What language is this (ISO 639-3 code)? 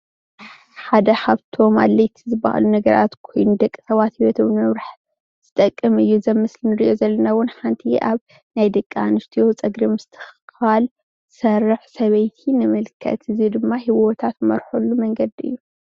tir